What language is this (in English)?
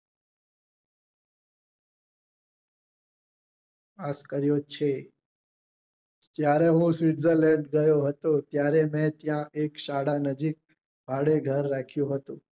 Gujarati